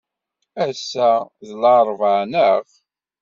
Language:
Kabyle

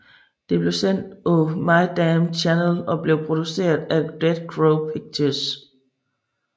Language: Danish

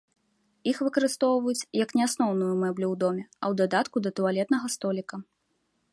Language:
Belarusian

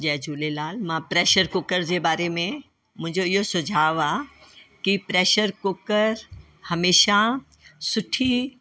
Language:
Sindhi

